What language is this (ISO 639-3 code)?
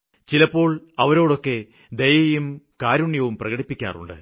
mal